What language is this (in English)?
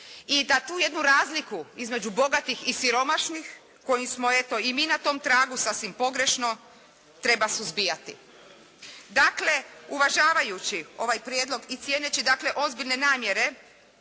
Croatian